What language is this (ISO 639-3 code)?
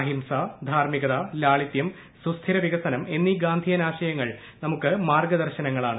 mal